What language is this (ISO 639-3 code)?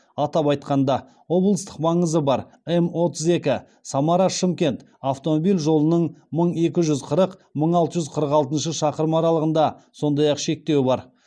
kaz